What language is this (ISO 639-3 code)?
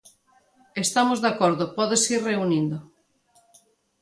glg